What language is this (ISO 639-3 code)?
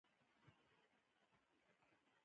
pus